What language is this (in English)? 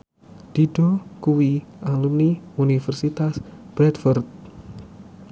Javanese